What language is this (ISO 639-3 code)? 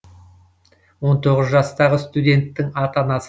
kaz